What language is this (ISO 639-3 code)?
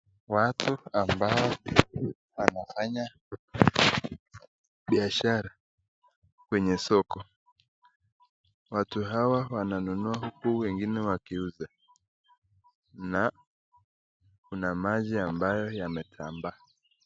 swa